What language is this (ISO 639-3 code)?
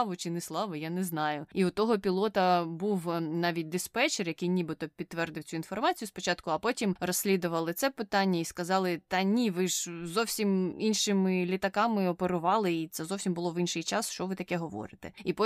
ukr